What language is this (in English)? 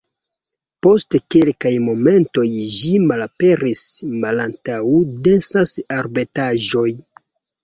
Esperanto